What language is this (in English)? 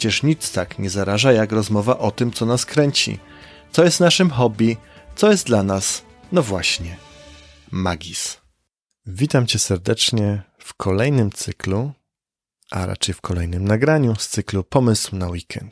Polish